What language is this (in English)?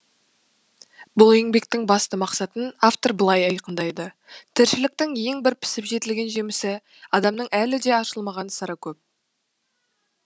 Kazakh